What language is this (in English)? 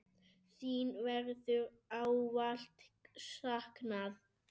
Icelandic